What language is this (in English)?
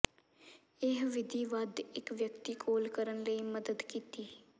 Punjabi